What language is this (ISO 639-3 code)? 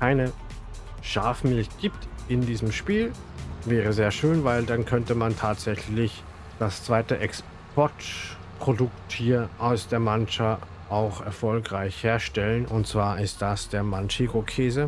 deu